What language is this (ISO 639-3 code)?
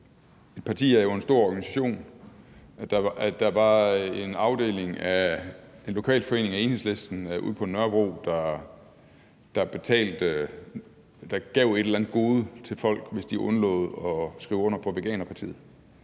dan